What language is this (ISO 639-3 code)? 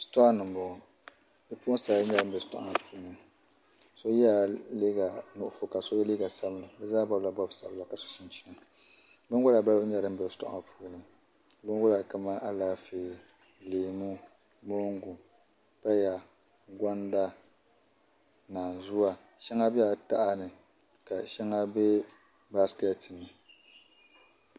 dag